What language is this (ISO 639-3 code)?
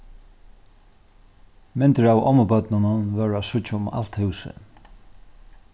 fao